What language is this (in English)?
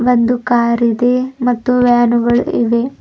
Kannada